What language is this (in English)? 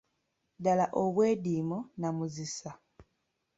Ganda